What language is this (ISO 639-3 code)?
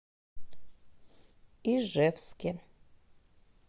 rus